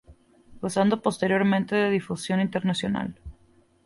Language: Spanish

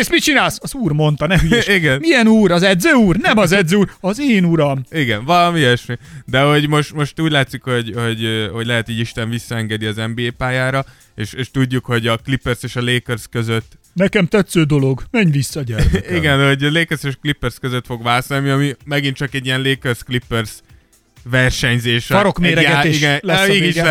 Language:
Hungarian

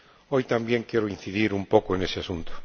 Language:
Spanish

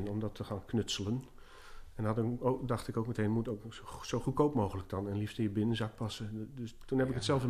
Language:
Dutch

